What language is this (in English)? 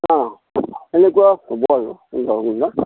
Assamese